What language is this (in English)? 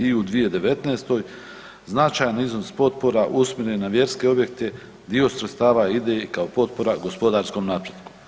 Croatian